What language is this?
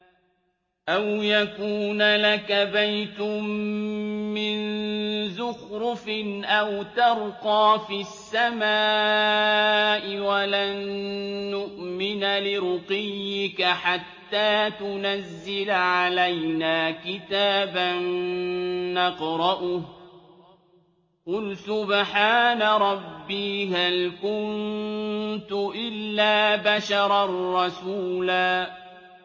Arabic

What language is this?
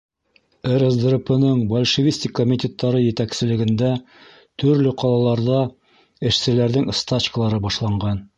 Bashkir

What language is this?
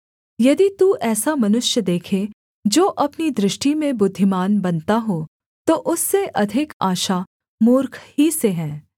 Hindi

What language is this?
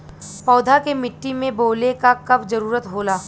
Bhojpuri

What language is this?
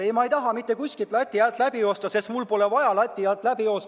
Estonian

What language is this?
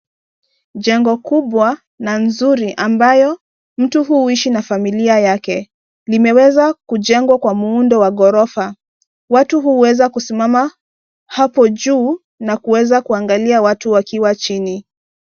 Swahili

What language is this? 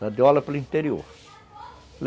Portuguese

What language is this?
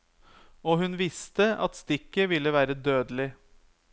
Norwegian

